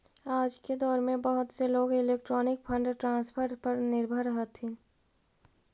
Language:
Magahi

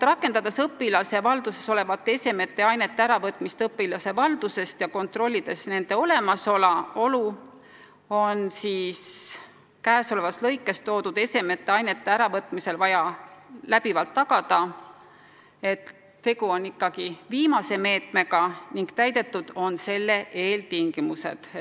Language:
Estonian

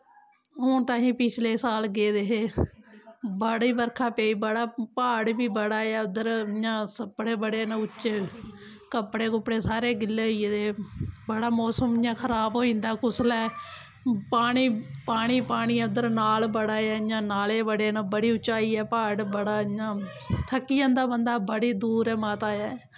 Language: Dogri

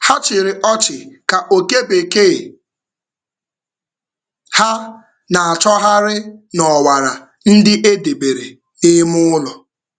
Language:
Igbo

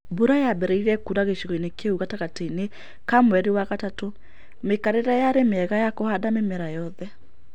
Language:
Kikuyu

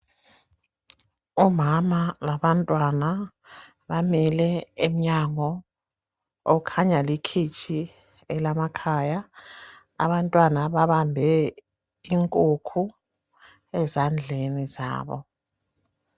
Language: North Ndebele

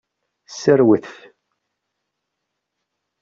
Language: Kabyle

